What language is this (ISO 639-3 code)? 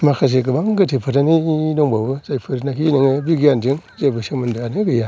brx